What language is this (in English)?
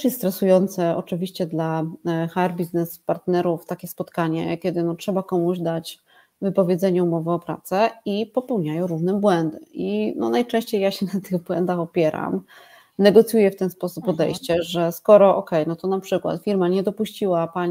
Polish